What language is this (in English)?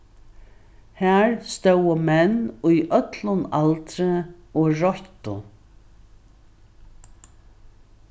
Faroese